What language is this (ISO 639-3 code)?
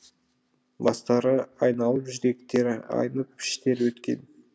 kaz